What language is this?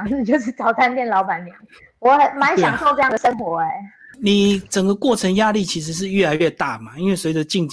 Chinese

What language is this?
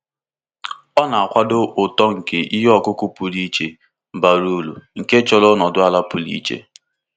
Igbo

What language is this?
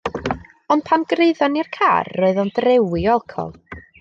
Welsh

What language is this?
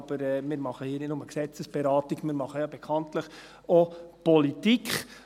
Swiss German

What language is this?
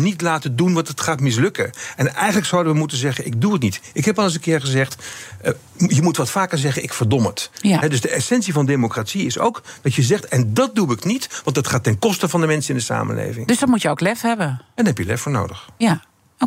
Dutch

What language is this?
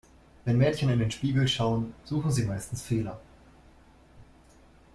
German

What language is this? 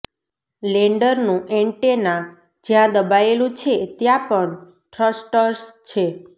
Gujarati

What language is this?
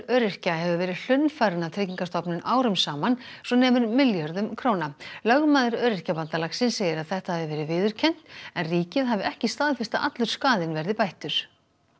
Icelandic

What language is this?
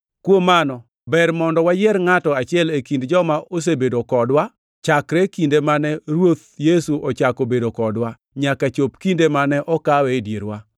Luo (Kenya and Tanzania)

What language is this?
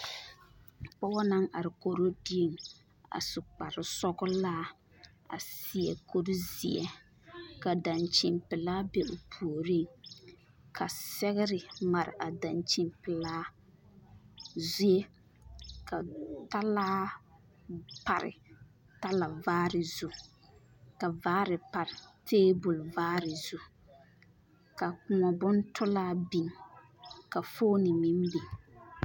Southern Dagaare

